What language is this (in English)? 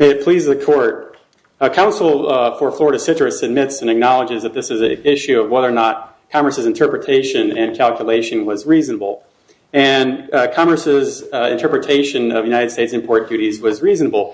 English